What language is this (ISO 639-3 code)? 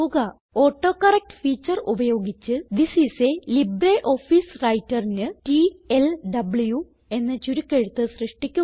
mal